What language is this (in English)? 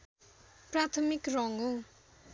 Nepali